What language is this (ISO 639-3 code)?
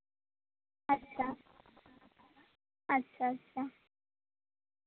sat